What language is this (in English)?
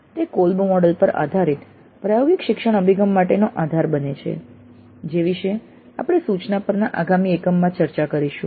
Gujarati